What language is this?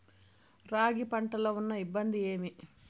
Telugu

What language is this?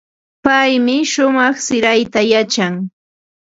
Ambo-Pasco Quechua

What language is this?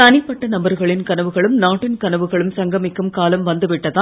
Tamil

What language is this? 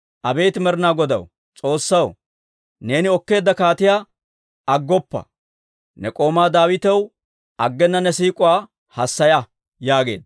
Dawro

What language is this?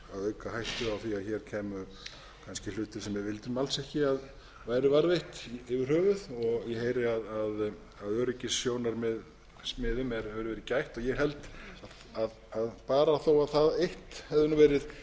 Icelandic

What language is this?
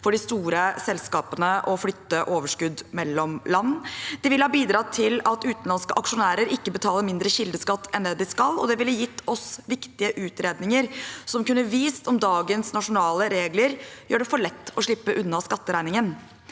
Norwegian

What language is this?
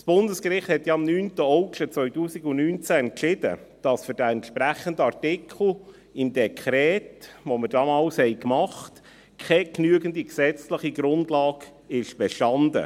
Swiss German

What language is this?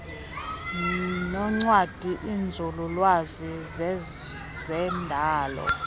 Xhosa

